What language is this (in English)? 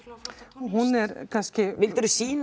Icelandic